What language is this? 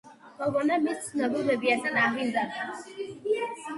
Georgian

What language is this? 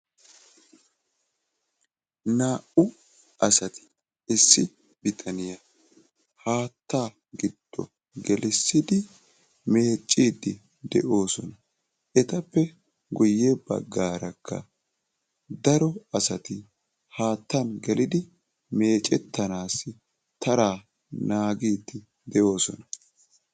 Wolaytta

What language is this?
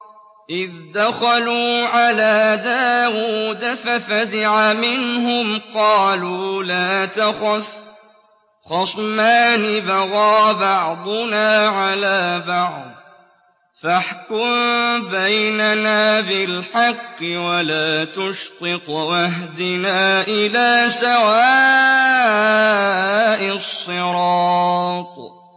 Arabic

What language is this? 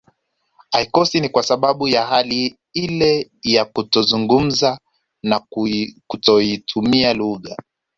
Swahili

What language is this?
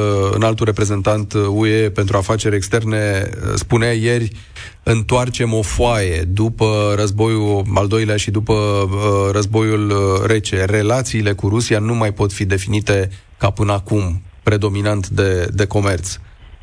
Romanian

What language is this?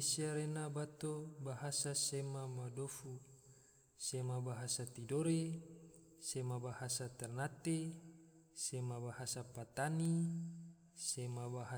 Tidore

